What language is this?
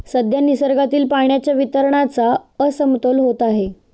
Marathi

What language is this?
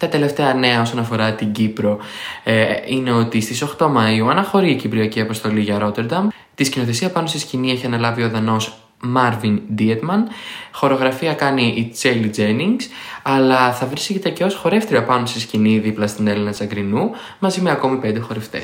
Greek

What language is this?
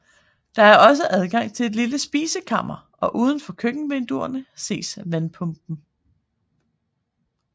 Danish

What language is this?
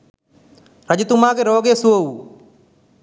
Sinhala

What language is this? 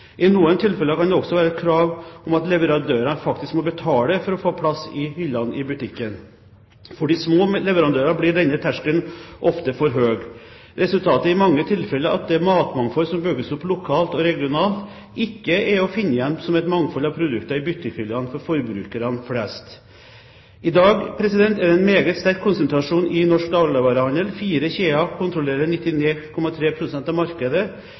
Norwegian Bokmål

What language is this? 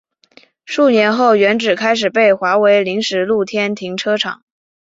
Chinese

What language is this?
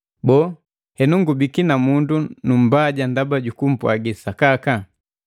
Matengo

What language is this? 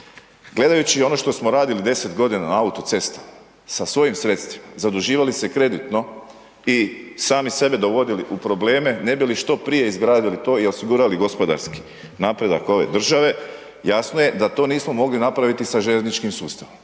Croatian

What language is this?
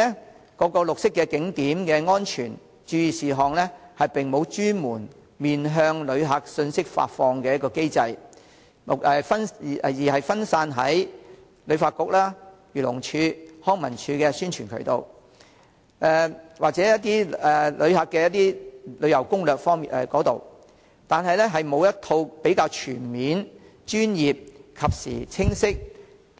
Cantonese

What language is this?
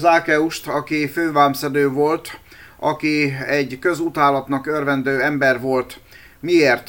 Hungarian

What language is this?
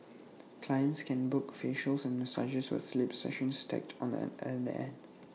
English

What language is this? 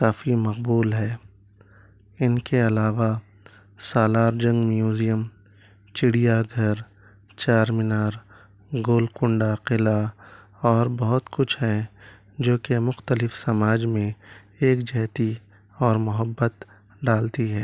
Urdu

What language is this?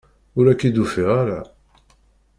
Kabyle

